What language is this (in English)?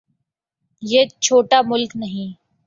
Urdu